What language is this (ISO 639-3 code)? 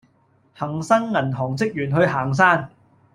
yue